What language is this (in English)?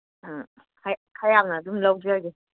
Manipuri